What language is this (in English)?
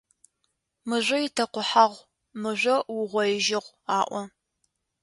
Adyghe